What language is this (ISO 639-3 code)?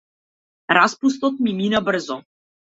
mkd